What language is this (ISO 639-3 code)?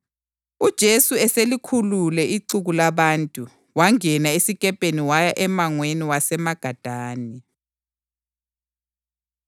nde